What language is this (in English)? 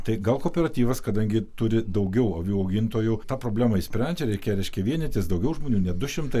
Lithuanian